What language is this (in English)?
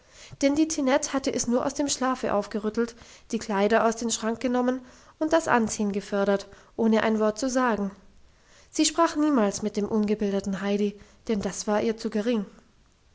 German